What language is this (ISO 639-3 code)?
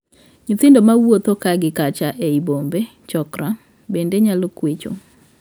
luo